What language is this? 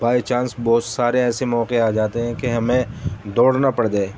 Urdu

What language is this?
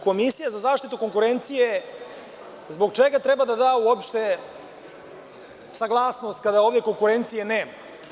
Serbian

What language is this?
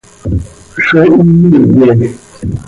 Seri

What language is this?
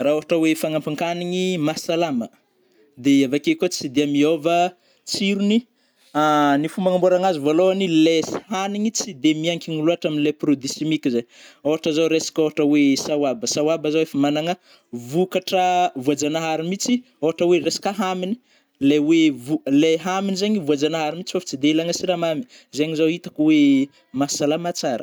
Northern Betsimisaraka Malagasy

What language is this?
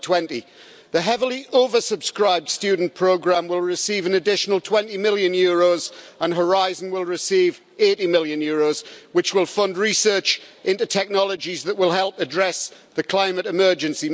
English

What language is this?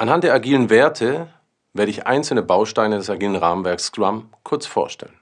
German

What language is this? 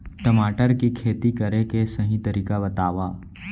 Chhattisgarhi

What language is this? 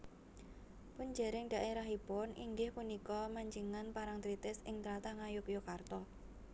Javanese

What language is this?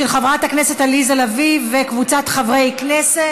Hebrew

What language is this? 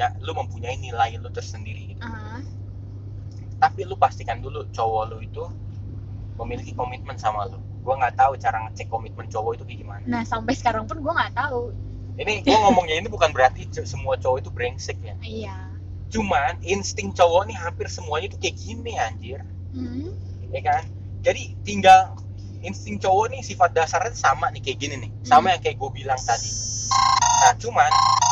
Indonesian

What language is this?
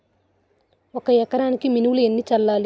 Telugu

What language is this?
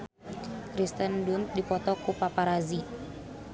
Sundanese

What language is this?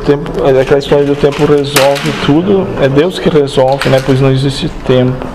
Portuguese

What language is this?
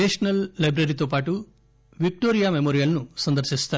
Telugu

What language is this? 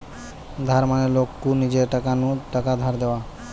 Bangla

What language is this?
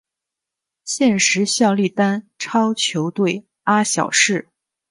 Chinese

